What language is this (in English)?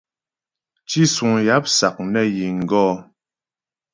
Ghomala